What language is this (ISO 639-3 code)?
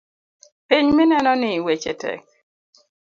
luo